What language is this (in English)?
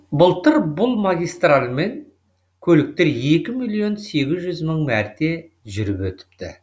Kazakh